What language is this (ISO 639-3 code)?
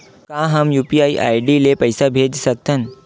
hne